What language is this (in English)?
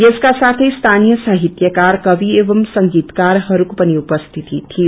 Nepali